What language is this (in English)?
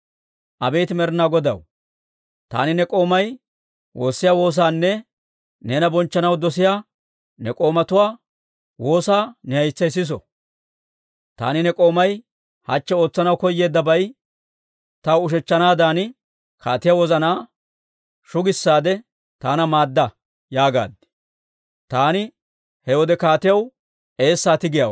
Dawro